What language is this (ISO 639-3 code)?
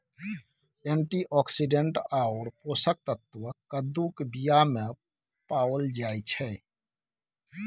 mai